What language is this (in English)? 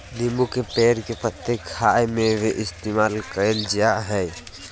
Magahi